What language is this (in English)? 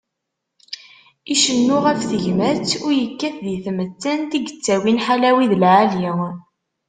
Kabyle